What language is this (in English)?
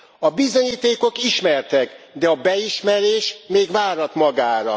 Hungarian